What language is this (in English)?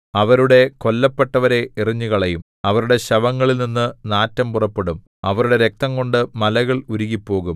Malayalam